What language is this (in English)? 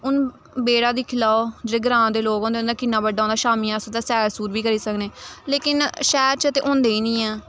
Dogri